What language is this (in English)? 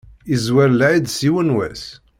Kabyle